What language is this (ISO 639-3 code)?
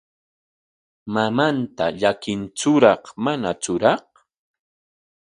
qwa